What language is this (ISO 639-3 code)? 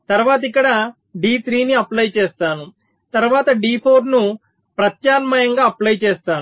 tel